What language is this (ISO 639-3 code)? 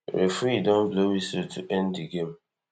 pcm